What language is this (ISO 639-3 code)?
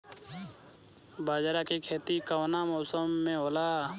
bho